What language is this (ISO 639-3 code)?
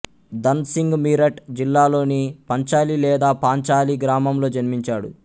tel